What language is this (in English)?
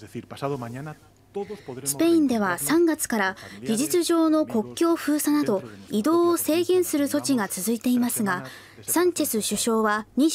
Japanese